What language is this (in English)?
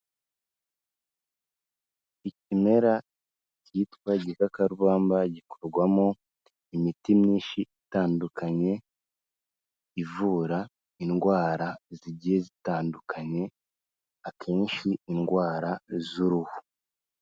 Kinyarwanda